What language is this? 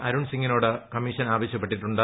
Malayalam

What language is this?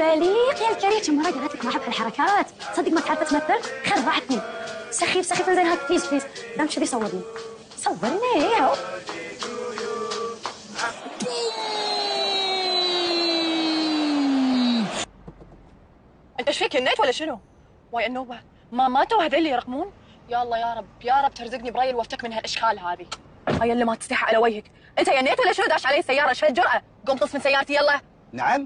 Arabic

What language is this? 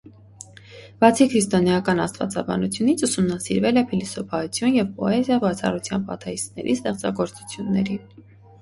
Armenian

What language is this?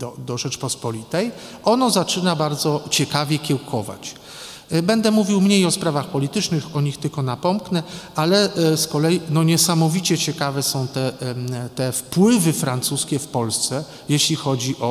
Polish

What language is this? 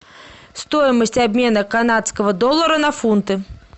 Russian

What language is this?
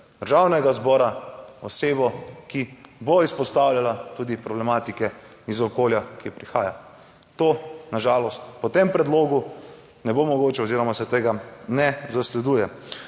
Slovenian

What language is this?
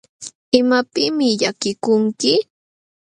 Jauja Wanca Quechua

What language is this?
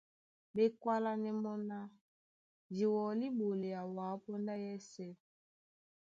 Duala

